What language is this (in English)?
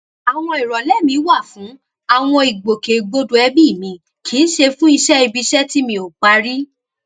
Yoruba